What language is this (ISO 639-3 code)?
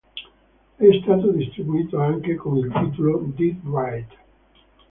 ita